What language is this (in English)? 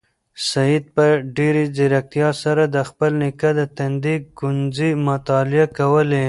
Pashto